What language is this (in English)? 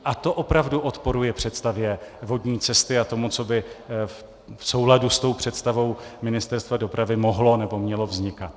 Czech